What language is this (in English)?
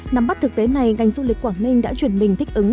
Vietnamese